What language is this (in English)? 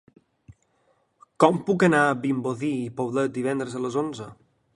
Catalan